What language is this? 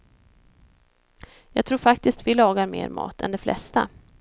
Swedish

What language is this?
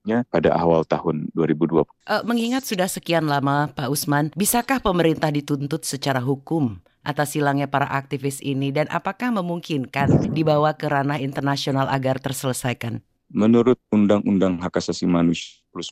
Indonesian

